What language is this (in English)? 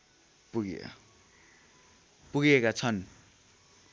Nepali